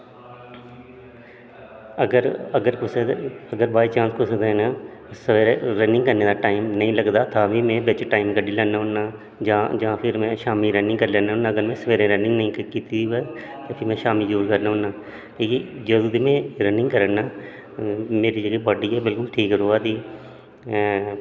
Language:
Dogri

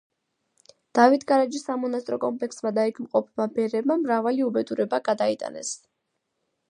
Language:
Georgian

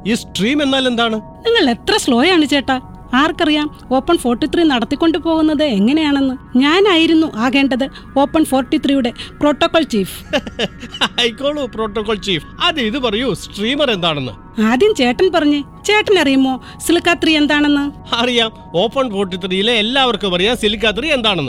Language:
Malayalam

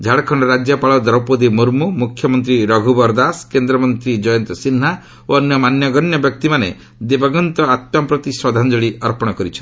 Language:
Odia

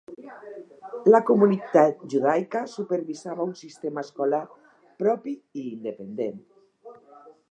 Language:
Catalan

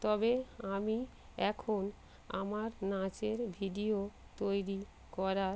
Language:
Bangla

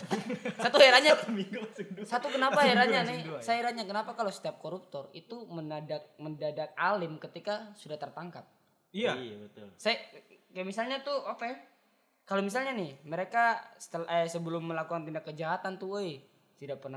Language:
Indonesian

